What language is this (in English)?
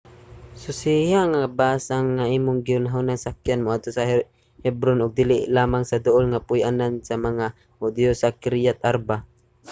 Cebuano